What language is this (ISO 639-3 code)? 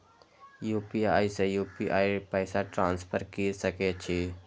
mai